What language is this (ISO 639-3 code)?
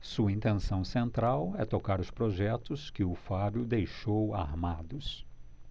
por